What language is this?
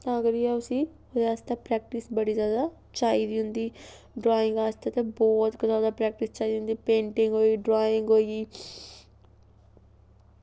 Dogri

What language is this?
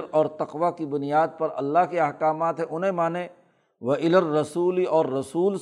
Urdu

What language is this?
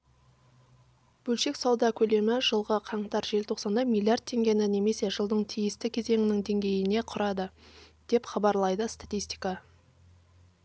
Kazakh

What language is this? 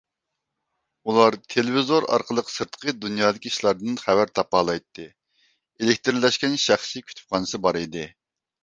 Uyghur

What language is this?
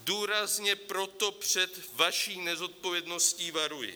Czech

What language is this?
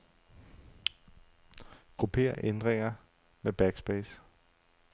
Danish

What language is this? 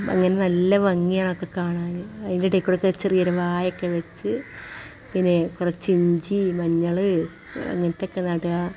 Malayalam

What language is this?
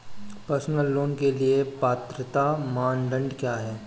Hindi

